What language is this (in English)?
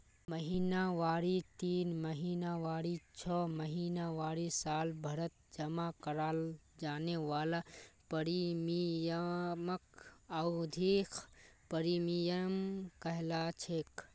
Magahi